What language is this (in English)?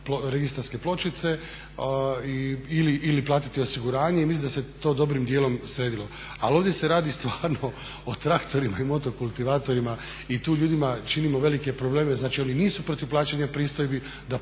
Croatian